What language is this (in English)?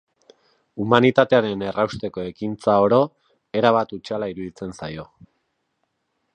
Basque